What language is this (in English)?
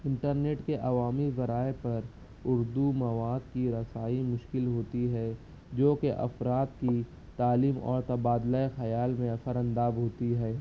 Urdu